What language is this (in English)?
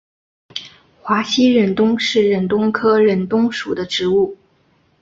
Chinese